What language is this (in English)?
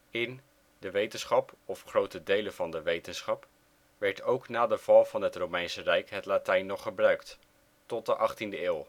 Dutch